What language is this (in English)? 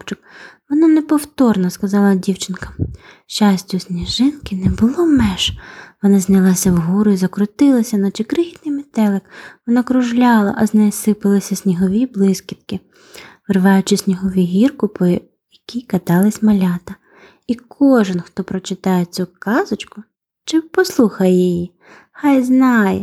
Ukrainian